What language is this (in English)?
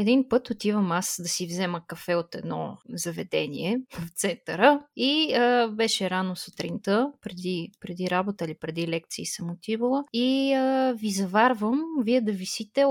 Bulgarian